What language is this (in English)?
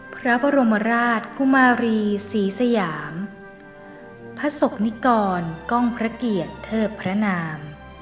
Thai